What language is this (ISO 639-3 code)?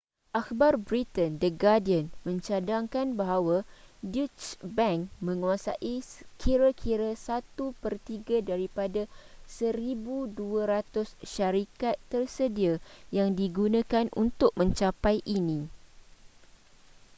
msa